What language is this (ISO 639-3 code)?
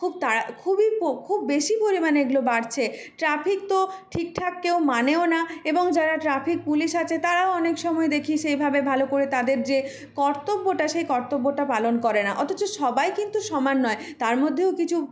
ben